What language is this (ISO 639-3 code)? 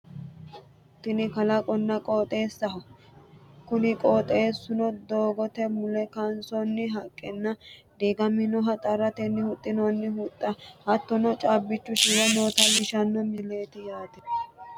sid